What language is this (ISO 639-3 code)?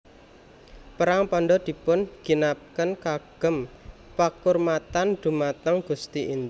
jav